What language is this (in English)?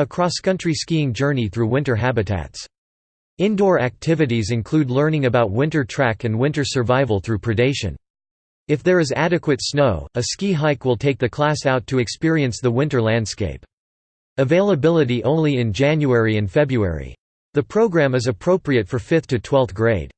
English